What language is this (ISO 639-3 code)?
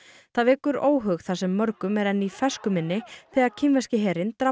isl